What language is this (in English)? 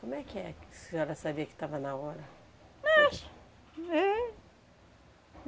Portuguese